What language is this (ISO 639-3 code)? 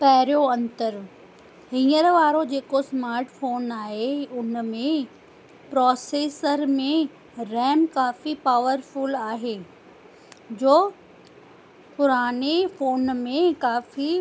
snd